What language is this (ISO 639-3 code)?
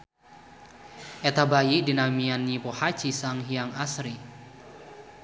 sun